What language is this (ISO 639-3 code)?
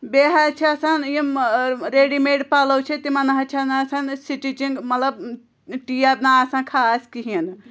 kas